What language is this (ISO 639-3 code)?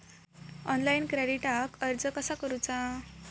mar